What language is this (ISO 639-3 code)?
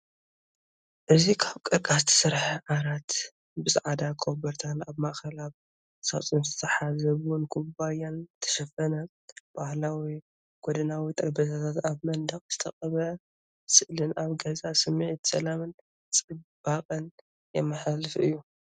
tir